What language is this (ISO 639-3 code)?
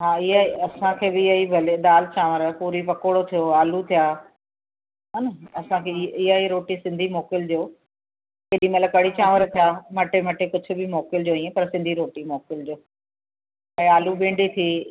snd